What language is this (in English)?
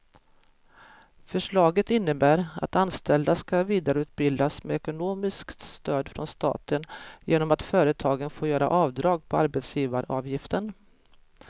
Swedish